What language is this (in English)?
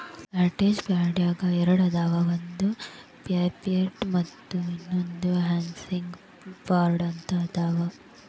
Kannada